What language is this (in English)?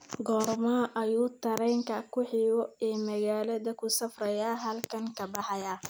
Somali